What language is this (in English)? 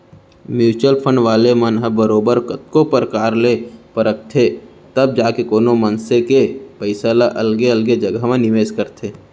Chhattisgarhi